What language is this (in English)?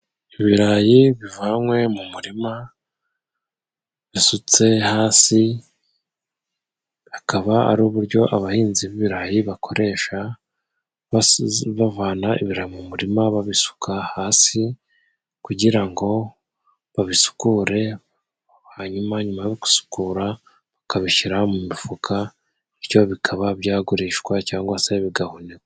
Kinyarwanda